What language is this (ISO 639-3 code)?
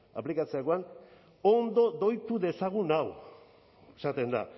eus